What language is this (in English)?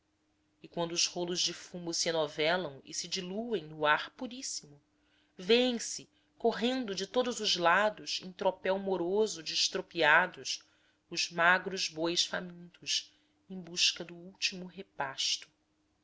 Portuguese